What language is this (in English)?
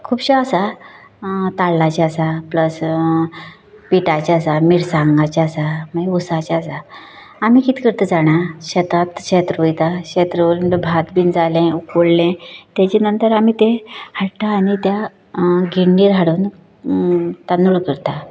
Konkani